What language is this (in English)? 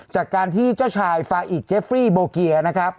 Thai